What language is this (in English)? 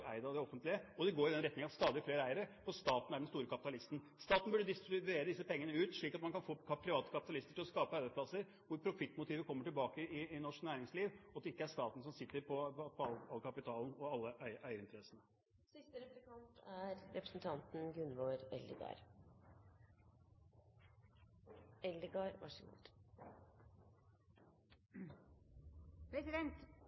Norwegian